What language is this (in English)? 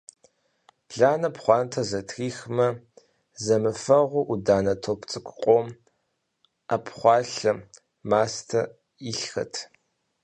Kabardian